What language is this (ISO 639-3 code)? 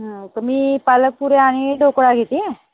mar